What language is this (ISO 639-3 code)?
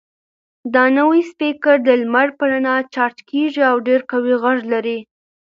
pus